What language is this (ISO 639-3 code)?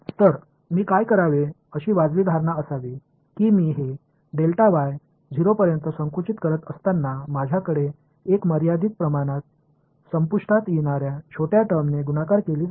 mar